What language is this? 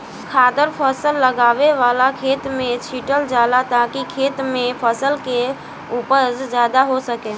Bhojpuri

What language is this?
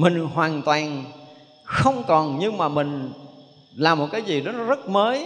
Vietnamese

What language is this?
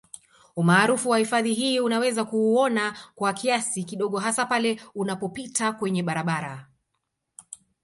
Swahili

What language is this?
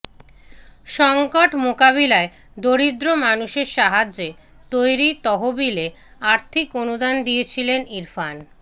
Bangla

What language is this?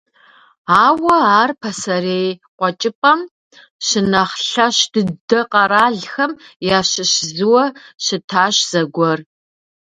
Kabardian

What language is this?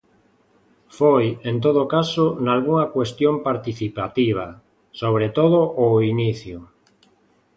Galician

